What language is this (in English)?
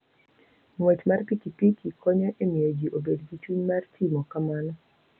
Luo (Kenya and Tanzania)